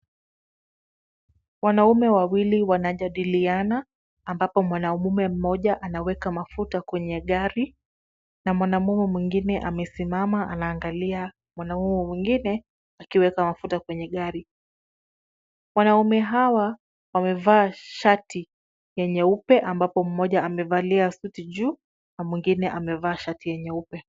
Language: Swahili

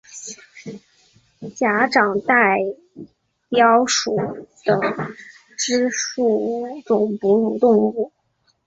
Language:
Chinese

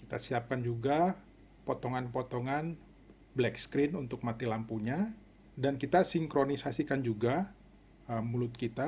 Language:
Indonesian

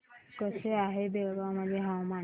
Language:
Marathi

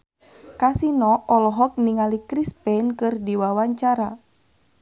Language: Sundanese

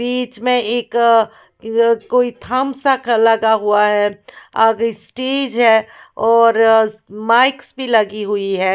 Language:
Hindi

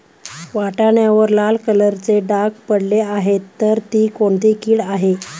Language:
Marathi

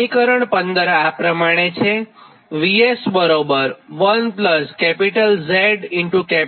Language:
Gujarati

